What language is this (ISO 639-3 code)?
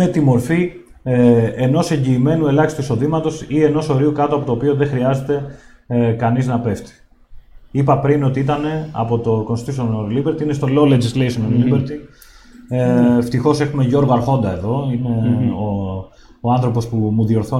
ell